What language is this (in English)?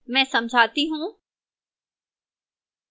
Hindi